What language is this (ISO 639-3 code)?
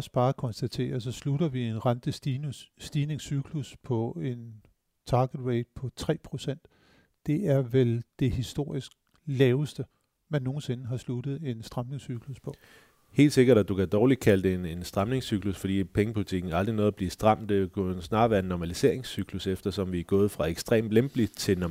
dan